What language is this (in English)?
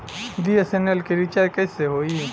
Bhojpuri